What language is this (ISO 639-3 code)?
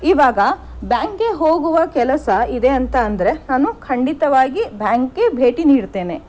kan